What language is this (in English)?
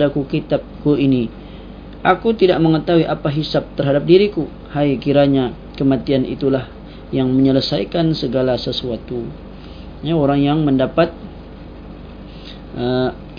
Malay